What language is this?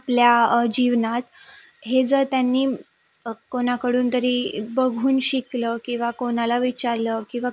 Marathi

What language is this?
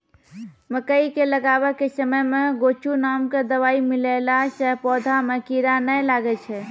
Maithili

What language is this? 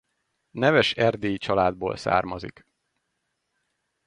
Hungarian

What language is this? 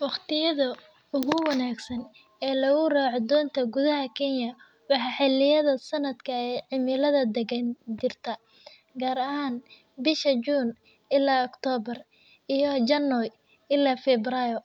Somali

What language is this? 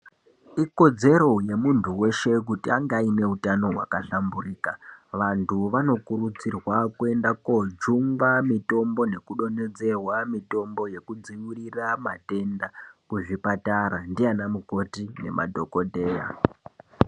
Ndau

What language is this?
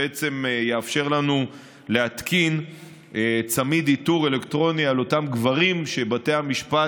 Hebrew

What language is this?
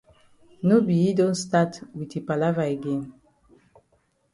Cameroon Pidgin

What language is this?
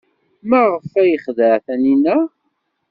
Kabyle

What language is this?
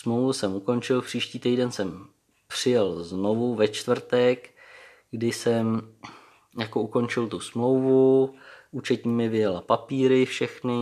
Czech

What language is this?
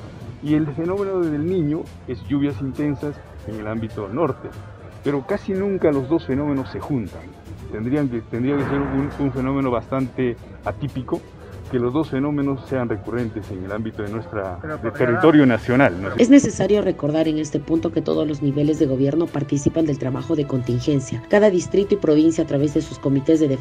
Spanish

